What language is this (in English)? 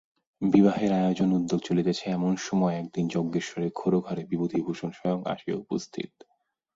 Bangla